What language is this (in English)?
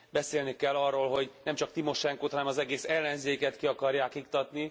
Hungarian